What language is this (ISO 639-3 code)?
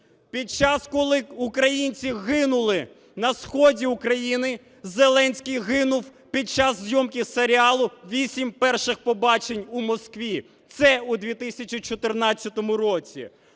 ukr